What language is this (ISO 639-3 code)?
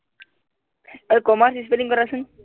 asm